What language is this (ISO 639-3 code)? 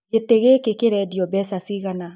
kik